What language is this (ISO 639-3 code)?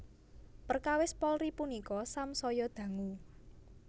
jav